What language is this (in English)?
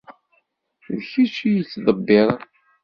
Kabyle